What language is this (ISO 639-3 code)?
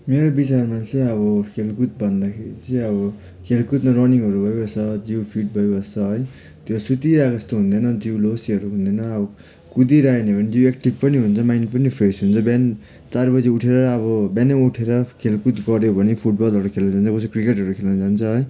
nep